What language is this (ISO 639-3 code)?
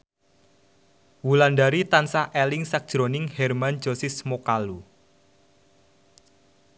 jav